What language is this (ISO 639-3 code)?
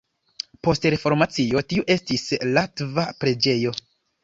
epo